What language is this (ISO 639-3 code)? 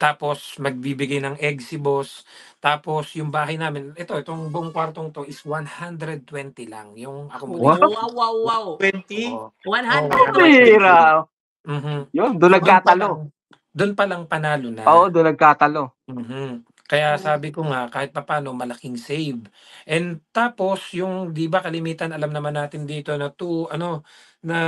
fil